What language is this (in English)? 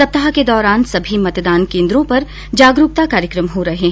Hindi